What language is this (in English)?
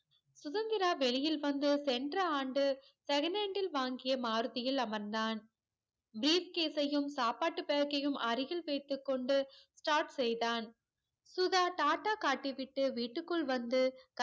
Tamil